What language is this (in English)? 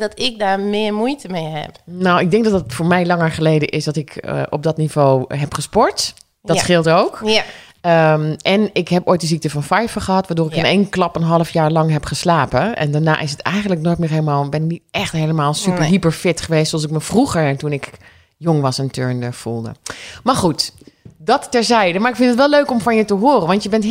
Dutch